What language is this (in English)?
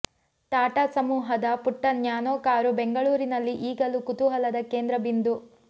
Kannada